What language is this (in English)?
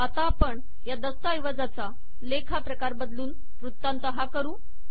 Marathi